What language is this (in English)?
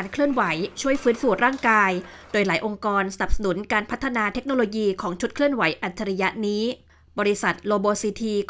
Thai